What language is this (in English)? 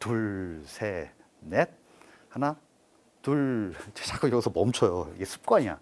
Korean